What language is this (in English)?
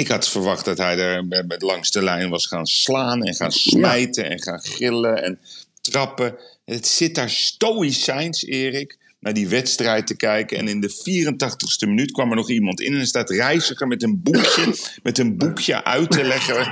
Dutch